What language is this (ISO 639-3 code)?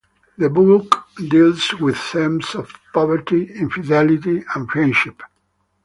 eng